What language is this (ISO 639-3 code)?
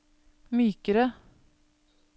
nor